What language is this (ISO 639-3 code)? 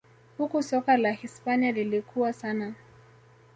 swa